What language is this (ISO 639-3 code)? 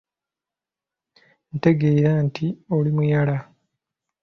lug